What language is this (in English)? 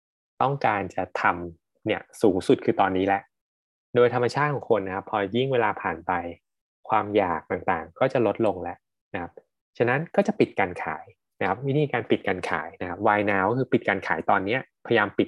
Thai